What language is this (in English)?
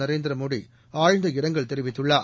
Tamil